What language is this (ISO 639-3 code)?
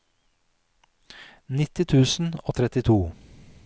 nor